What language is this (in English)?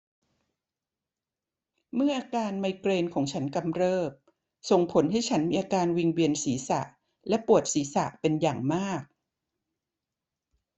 Thai